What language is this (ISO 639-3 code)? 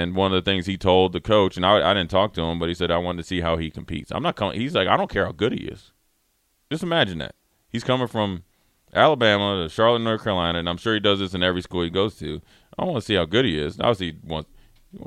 eng